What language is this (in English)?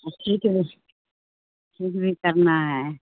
Urdu